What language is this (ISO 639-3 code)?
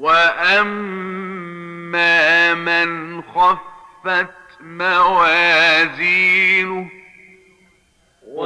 ara